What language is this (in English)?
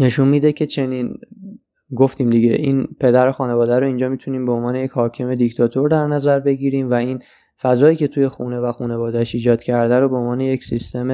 Persian